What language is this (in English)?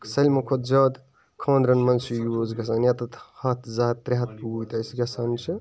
Kashmiri